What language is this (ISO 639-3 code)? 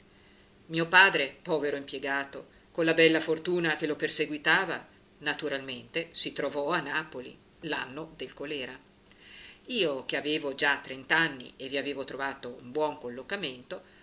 ita